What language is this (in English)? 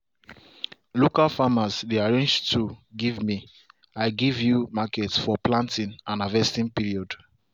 Nigerian Pidgin